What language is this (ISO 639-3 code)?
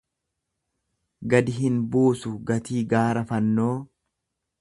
orm